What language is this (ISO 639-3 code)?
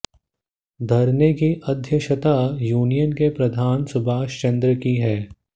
hin